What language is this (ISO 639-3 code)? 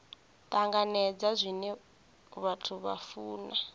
ven